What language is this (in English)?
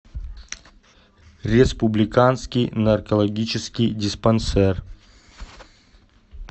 Russian